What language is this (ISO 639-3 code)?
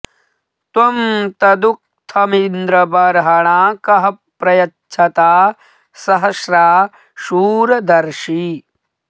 san